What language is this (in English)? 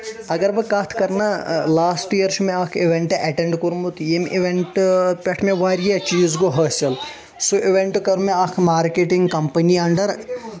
Kashmiri